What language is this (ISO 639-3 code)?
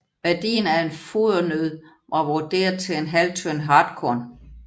dan